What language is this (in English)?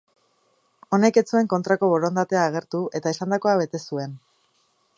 Basque